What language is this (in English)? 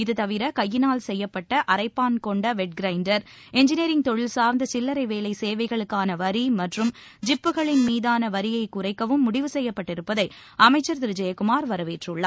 Tamil